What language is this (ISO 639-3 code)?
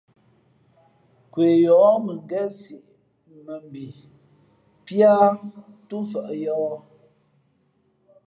fmp